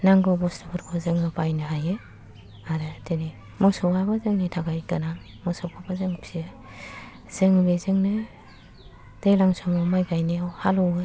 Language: Bodo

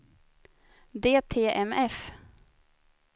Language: Swedish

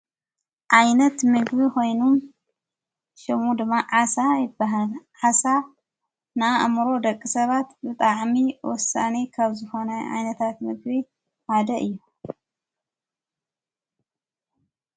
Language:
Tigrinya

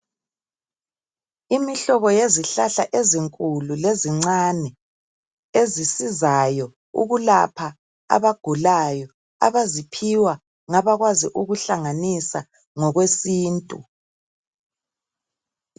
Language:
North Ndebele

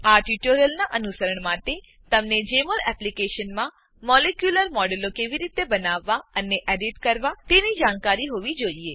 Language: Gujarati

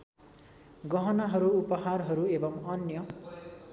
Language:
Nepali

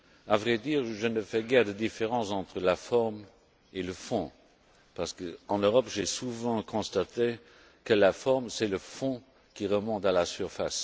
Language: French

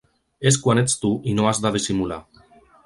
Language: Catalan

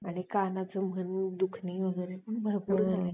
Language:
Marathi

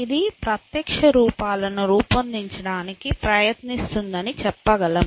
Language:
Telugu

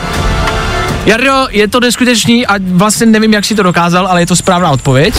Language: Czech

